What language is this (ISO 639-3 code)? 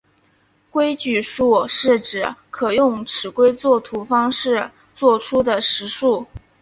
zho